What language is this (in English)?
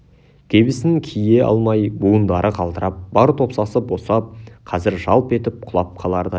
Kazakh